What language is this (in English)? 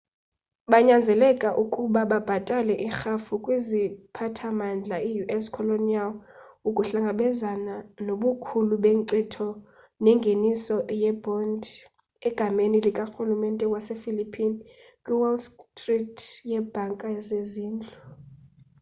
Xhosa